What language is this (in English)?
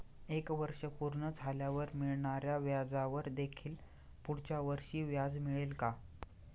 Marathi